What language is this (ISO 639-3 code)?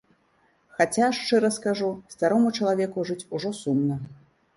bel